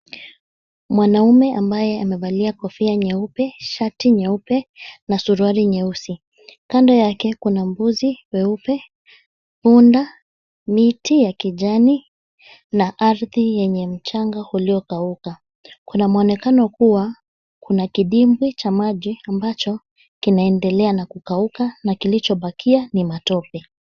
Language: Swahili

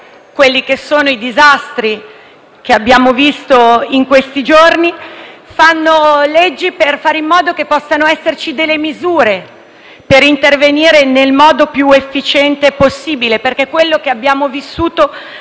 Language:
Italian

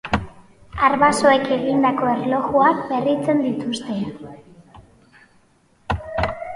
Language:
Basque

